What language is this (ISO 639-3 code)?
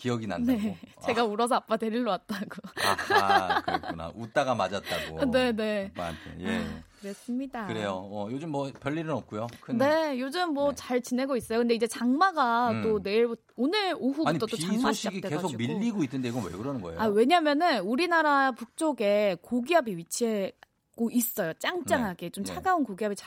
kor